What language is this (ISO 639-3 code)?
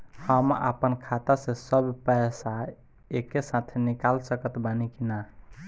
bho